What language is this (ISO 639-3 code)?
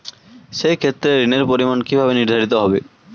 ben